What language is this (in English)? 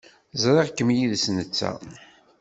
Kabyle